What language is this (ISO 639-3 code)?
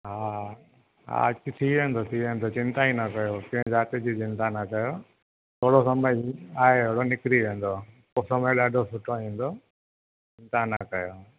snd